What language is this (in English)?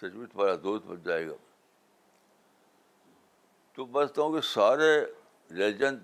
Urdu